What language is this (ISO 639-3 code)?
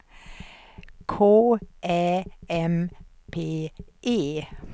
swe